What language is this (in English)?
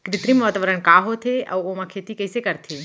Chhattisgarhi